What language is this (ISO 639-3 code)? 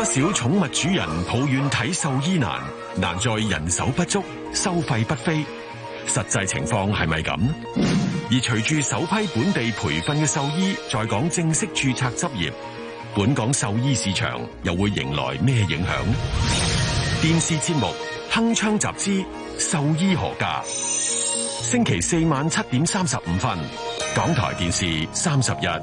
zho